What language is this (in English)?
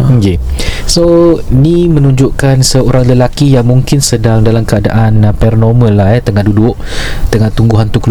Malay